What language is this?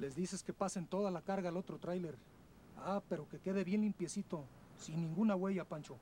Spanish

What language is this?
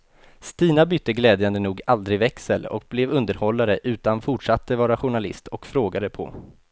Swedish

